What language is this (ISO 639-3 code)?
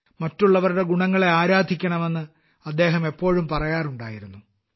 mal